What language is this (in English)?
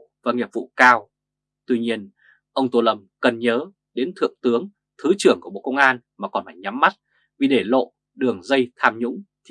Vietnamese